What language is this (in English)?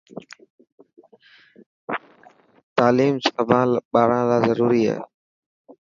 Dhatki